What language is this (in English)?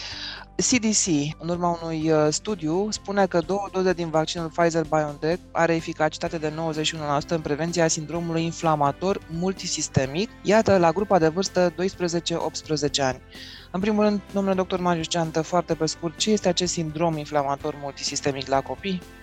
Romanian